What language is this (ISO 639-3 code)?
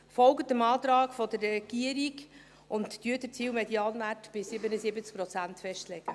gsw